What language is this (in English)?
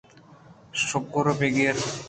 Eastern Balochi